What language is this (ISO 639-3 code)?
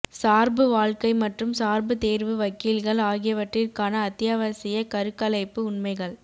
tam